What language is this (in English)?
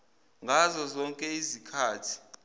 Zulu